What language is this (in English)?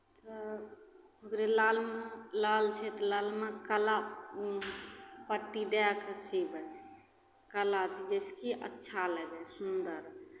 Maithili